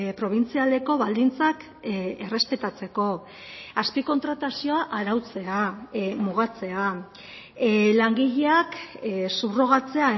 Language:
Basque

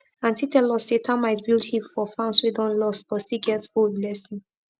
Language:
Nigerian Pidgin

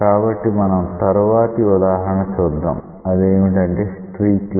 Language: Telugu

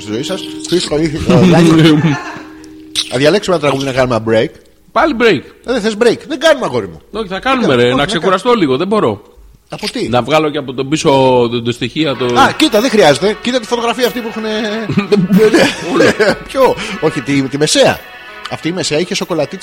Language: Greek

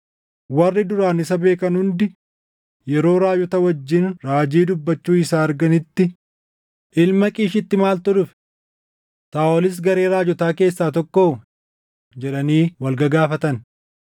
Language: Oromo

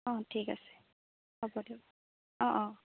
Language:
Assamese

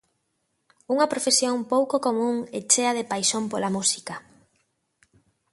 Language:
Galician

